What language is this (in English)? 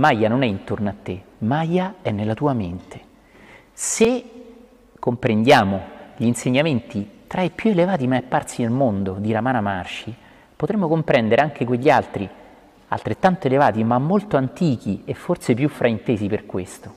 Italian